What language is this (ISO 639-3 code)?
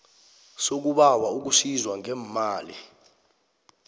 nbl